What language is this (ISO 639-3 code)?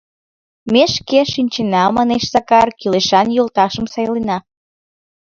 chm